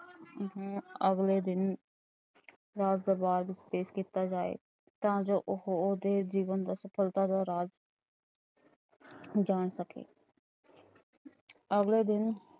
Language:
Punjabi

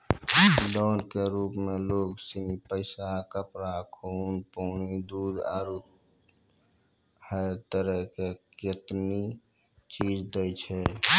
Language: Maithili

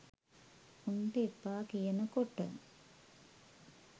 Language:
Sinhala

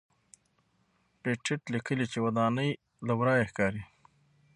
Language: Pashto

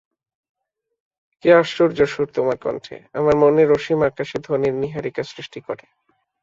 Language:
Bangla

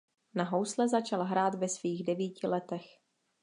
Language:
Czech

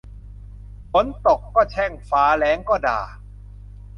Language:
Thai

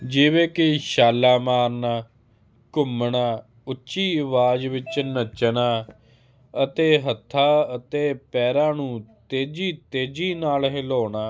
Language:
Punjabi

